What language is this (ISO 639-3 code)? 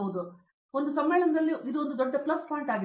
kan